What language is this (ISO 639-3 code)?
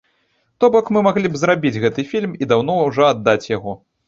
bel